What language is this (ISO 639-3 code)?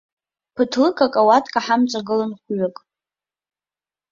abk